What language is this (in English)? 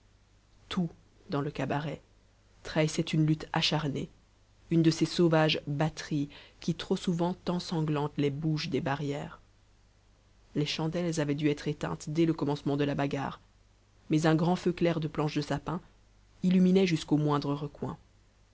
French